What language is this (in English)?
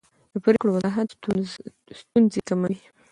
Pashto